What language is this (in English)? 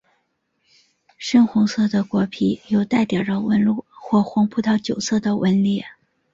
Chinese